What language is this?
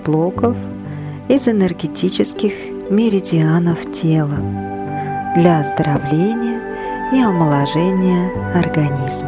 Russian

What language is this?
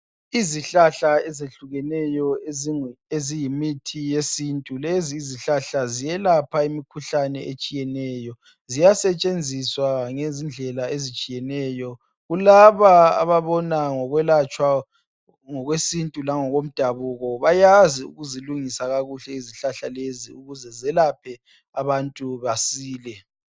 North Ndebele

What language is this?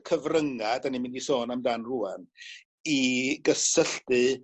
Welsh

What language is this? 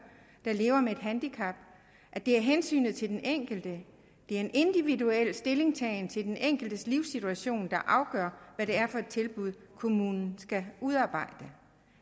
Danish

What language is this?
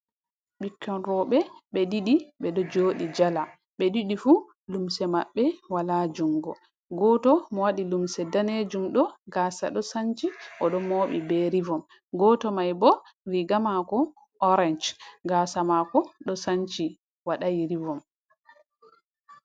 Fula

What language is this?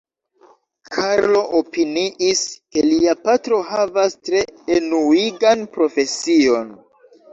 Esperanto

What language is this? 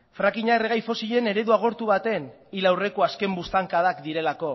Basque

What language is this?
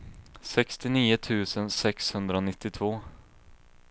Swedish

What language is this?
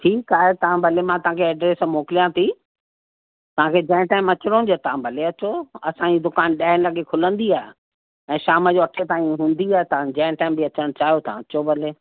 Sindhi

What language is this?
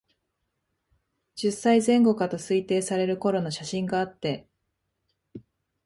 Japanese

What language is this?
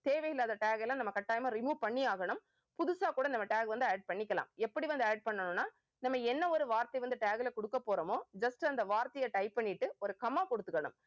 Tamil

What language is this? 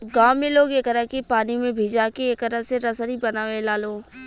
Bhojpuri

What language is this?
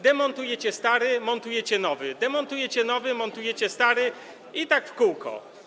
Polish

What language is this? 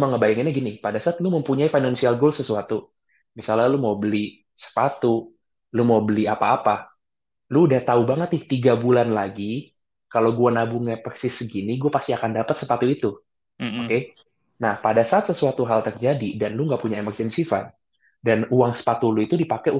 Indonesian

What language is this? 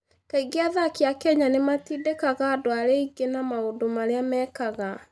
Kikuyu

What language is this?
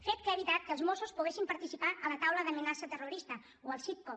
Catalan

